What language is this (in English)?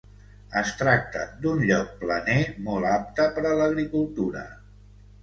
Catalan